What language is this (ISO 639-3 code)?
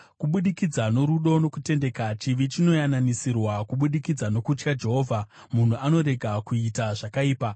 sna